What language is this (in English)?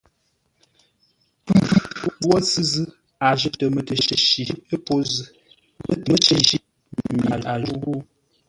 Ngombale